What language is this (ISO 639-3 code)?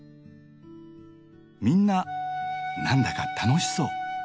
jpn